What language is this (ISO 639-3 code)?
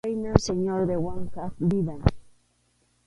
qxu